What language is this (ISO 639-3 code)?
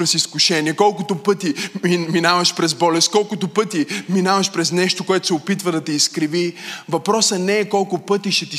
bul